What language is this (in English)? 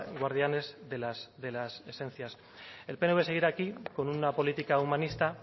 Spanish